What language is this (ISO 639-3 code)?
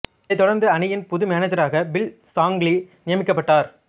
tam